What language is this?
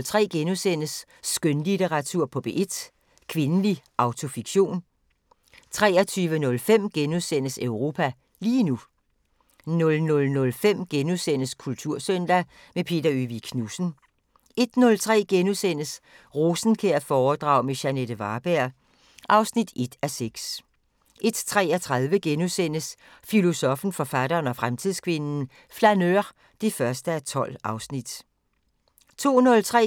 Danish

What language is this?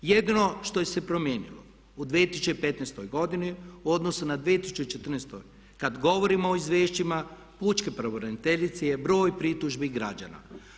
Croatian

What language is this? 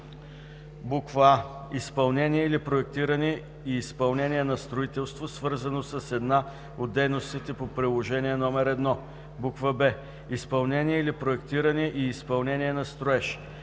Bulgarian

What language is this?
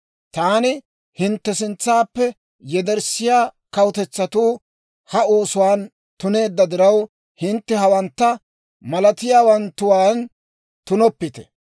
Dawro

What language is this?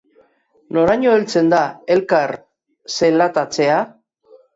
Basque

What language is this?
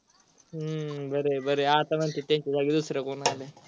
Marathi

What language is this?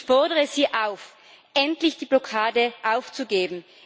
German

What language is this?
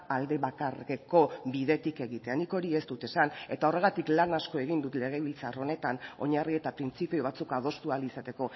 Basque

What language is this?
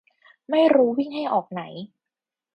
Thai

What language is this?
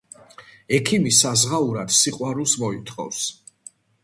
Georgian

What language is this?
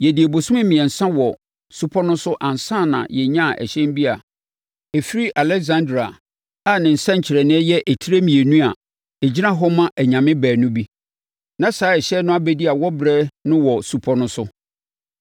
Akan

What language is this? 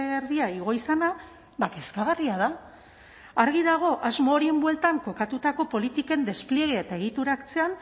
Basque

